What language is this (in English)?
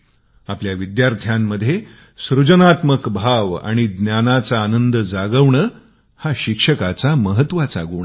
Marathi